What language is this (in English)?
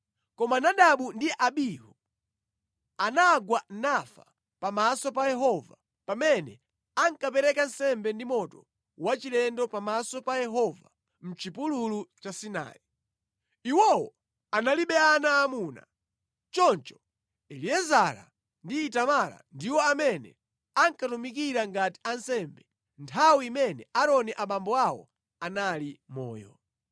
Nyanja